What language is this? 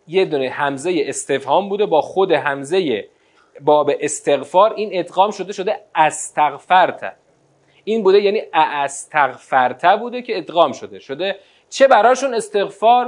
Persian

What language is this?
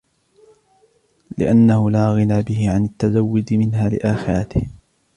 Arabic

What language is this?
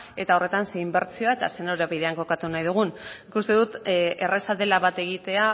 Basque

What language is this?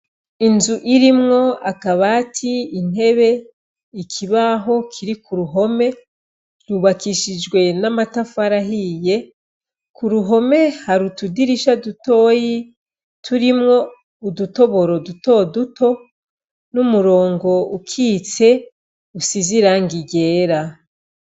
Rundi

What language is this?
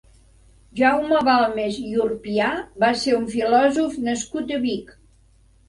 Catalan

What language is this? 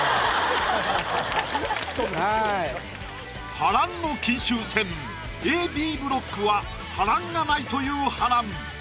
Japanese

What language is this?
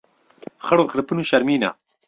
Central Kurdish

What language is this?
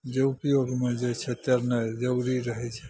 Maithili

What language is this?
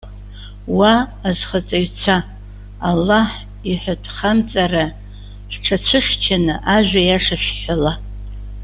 Abkhazian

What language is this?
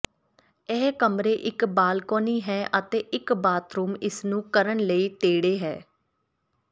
Punjabi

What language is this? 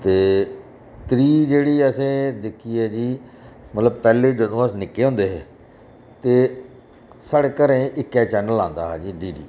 Dogri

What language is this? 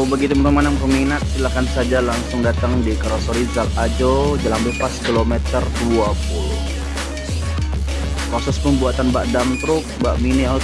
Indonesian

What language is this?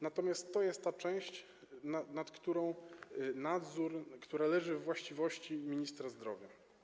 Polish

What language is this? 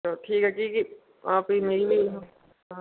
Dogri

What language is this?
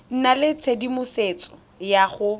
Tswana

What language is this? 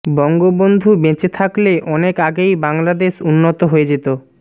Bangla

